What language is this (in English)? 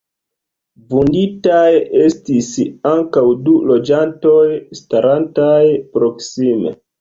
Esperanto